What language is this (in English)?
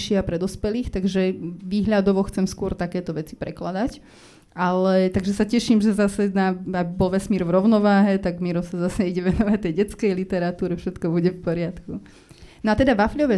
Slovak